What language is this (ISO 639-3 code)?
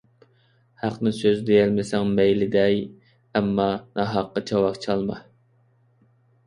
uig